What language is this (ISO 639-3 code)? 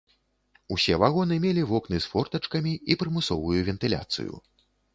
bel